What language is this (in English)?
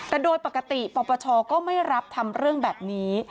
Thai